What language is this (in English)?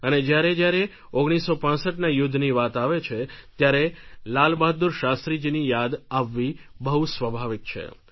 Gujarati